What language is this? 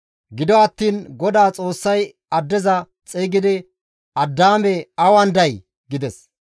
Gamo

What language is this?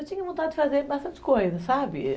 Portuguese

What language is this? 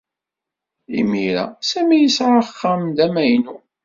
Kabyle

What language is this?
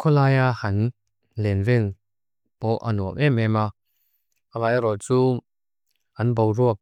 Mizo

